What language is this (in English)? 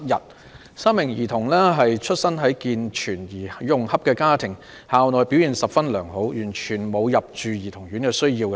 Cantonese